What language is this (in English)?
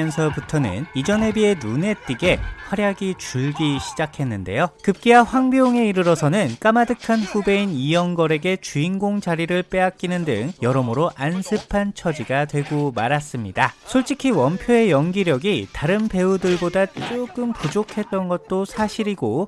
Korean